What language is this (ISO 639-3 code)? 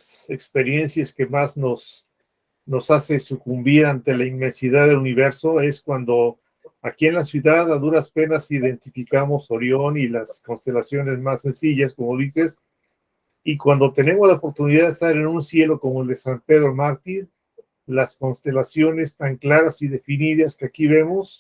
spa